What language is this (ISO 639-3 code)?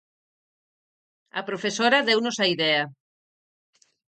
glg